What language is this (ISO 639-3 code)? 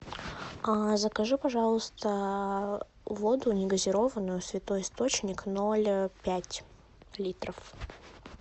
rus